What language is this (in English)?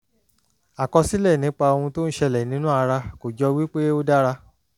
Yoruba